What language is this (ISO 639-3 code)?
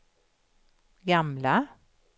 swe